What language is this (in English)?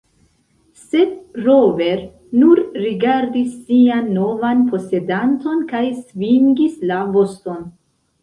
Esperanto